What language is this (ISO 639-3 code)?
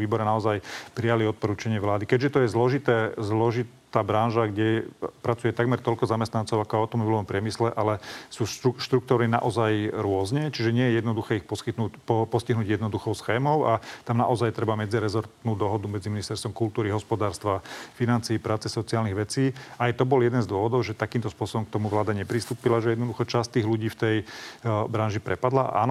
slk